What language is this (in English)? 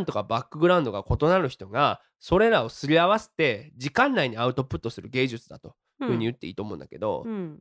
Japanese